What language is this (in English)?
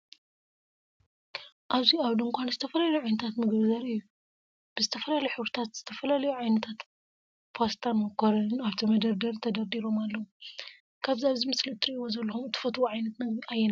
Tigrinya